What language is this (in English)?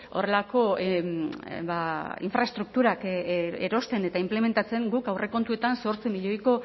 Basque